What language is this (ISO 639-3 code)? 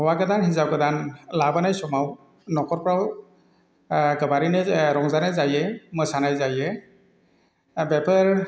brx